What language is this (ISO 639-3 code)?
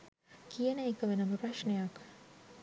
sin